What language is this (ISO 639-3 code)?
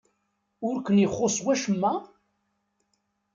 kab